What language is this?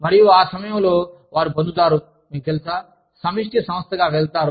Telugu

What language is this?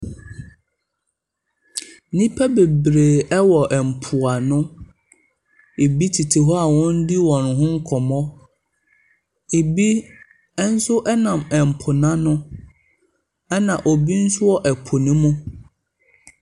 Akan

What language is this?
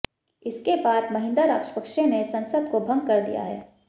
Hindi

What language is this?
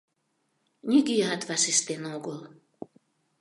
Mari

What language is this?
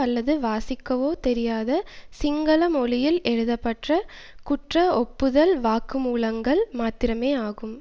Tamil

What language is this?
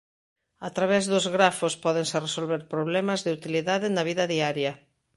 Galician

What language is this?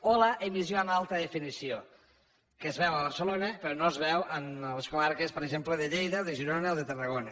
Catalan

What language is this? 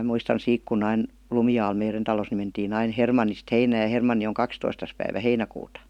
Finnish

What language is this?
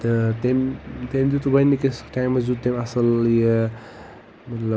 Kashmiri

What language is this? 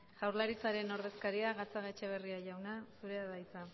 Basque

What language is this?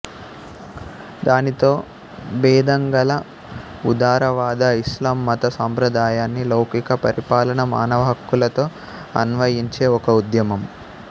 Telugu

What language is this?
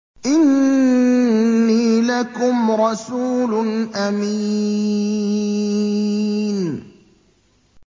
Arabic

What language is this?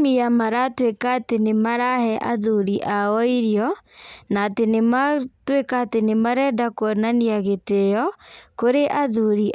Kikuyu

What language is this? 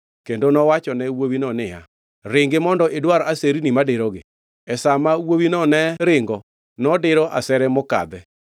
Luo (Kenya and Tanzania)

